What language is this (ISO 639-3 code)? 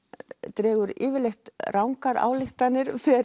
isl